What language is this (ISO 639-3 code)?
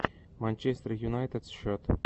rus